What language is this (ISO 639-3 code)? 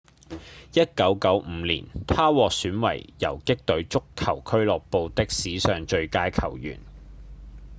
yue